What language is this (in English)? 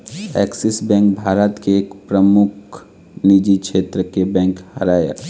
Chhattisgarhi